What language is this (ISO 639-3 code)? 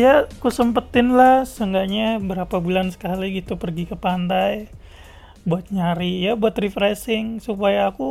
ind